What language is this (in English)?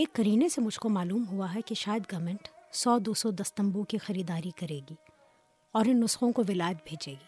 Urdu